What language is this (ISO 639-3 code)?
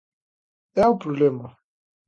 glg